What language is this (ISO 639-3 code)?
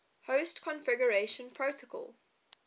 eng